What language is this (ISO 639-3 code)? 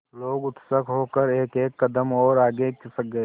hin